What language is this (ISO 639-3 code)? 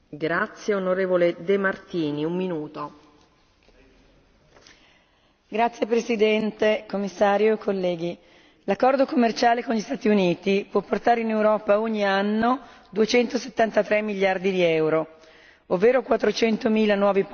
ita